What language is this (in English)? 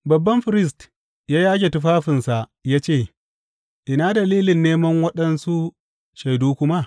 Hausa